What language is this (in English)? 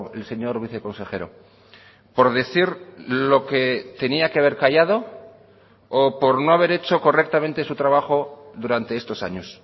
Spanish